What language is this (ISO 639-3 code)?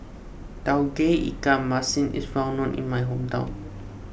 eng